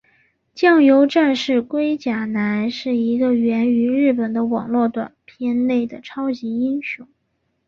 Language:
Chinese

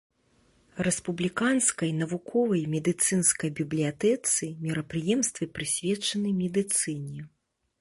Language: Belarusian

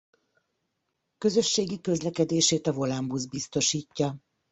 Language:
Hungarian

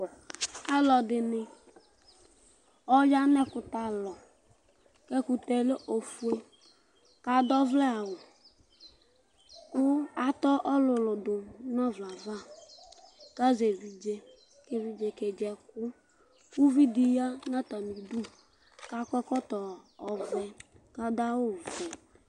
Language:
Ikposo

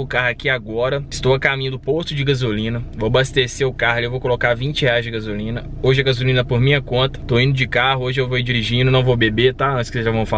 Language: Portuguese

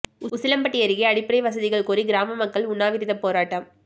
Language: Tamil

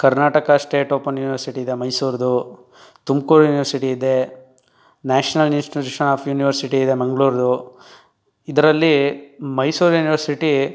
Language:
Kannada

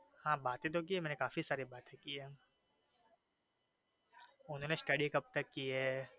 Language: Gujarati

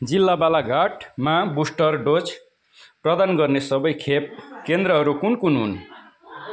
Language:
Nepali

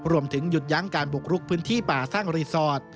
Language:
Thai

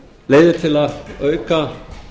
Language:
Icelandic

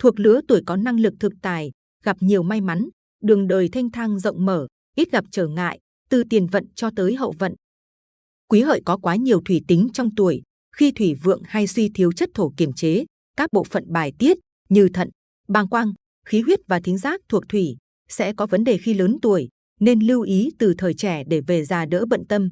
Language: Vietnamese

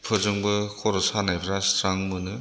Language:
Bodo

